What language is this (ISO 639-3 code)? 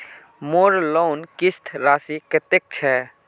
mag